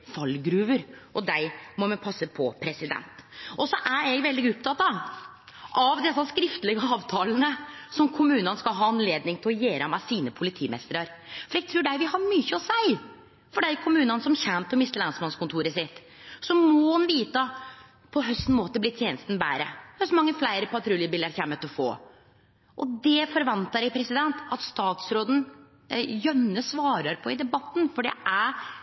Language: Norwegian Nynorsk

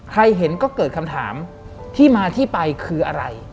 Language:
Thai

